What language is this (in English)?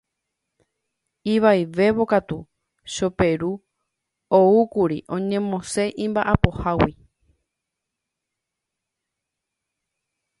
Guarani